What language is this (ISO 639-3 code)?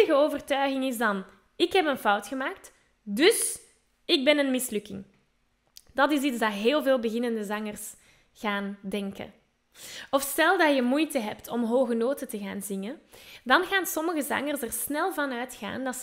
nld